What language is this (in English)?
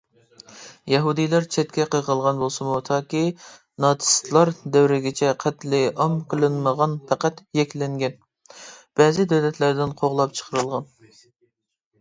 Uyghur